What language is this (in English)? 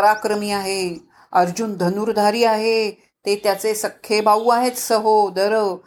Marathi